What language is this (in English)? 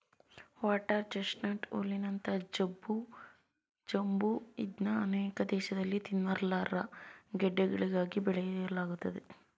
Kannada